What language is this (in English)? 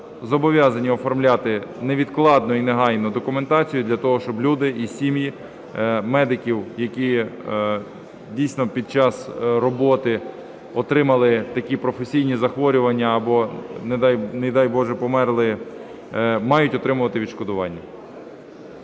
Ukrainian